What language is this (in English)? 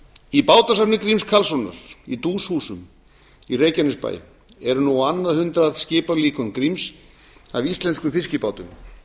Icelandic